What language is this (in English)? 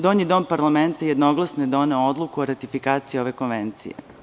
Serbian